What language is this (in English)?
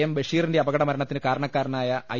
Malayalam